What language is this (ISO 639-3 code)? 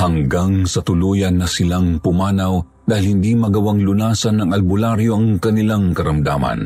fil